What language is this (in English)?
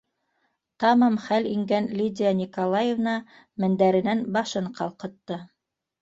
Bashkir